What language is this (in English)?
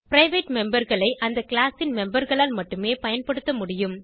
Tamil